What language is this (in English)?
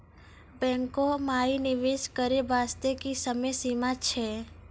Maithili